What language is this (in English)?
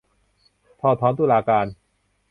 Thai